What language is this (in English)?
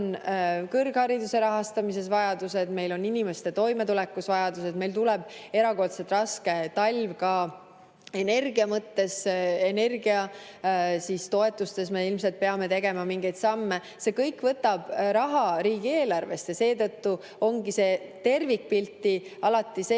Estonian